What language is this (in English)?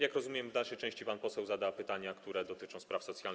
Polish